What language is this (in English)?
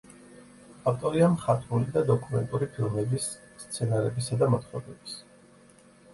Georgian